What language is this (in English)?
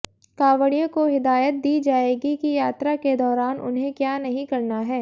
Hindi